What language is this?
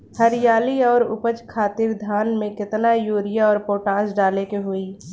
Bhojpuri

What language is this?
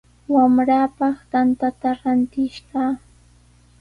Sihuas Ancash Quechua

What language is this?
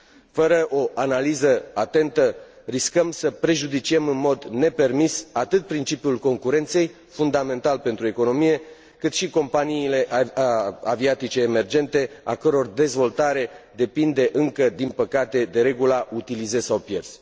Romanian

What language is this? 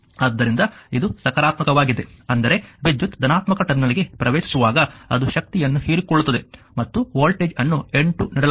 Kannada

